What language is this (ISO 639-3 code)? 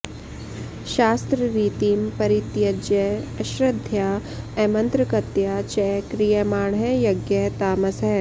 san